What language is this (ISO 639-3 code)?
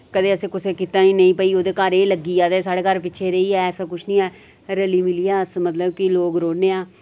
doi